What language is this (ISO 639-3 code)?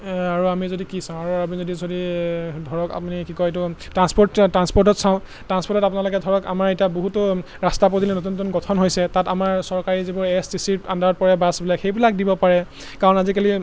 asm